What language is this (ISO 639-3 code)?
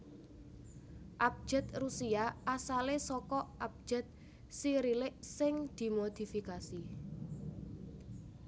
jav